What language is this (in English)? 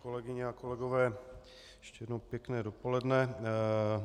Czech